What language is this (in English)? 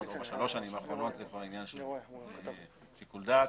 Hebrew